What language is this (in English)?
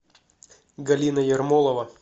Russian